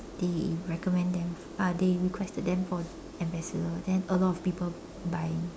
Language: English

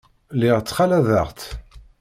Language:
Kabyle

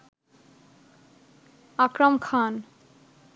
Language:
Bangla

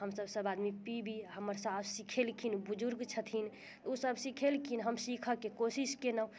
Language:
Maithili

